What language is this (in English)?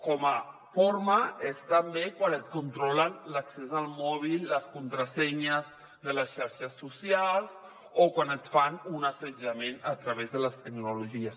Catalan